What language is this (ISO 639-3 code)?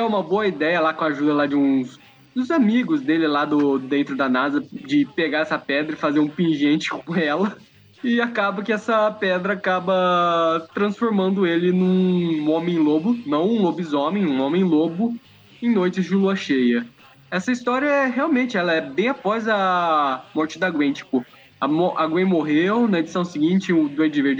por